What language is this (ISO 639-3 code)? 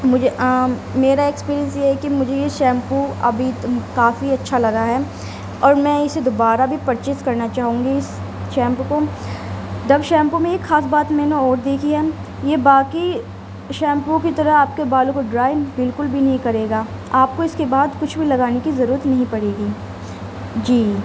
urd